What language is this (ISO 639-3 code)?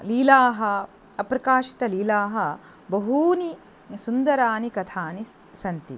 san